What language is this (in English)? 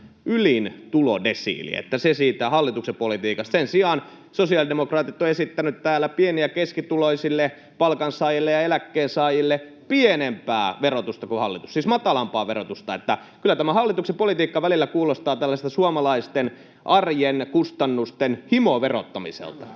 Finnish